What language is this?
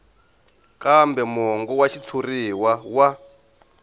Tsonga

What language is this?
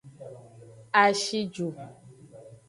Aja (Benin)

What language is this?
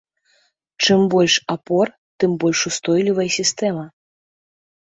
Belarusian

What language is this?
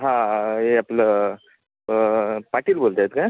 Marathi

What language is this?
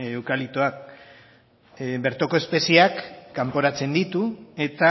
Basque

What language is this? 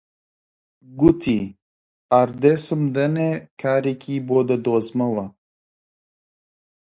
Central Kurdish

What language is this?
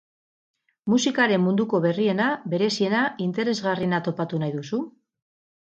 Basque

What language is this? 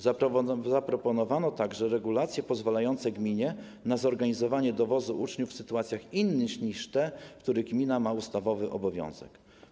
Polish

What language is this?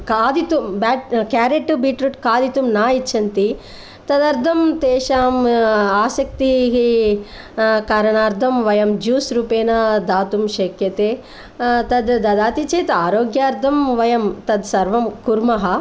Sanskrit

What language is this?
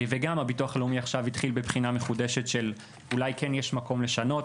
Hebrew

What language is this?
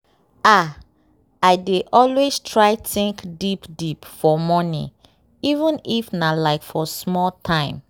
Nigerian Pidgin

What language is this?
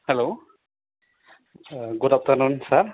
Bodo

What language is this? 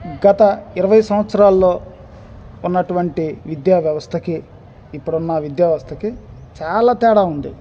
Telugu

